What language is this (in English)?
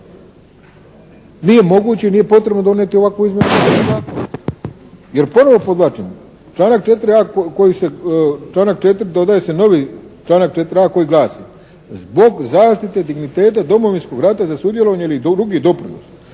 Croatian